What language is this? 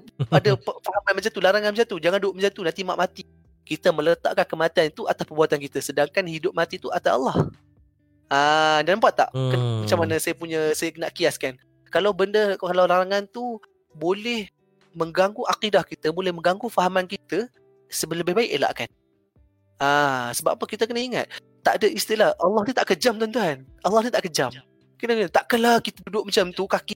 Malay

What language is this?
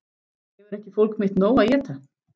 Icelandic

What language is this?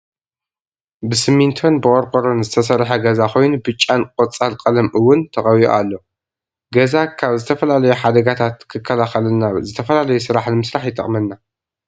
Tigrinya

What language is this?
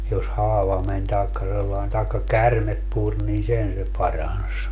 Finnish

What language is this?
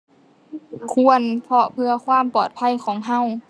Thai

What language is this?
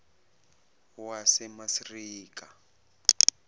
Zulu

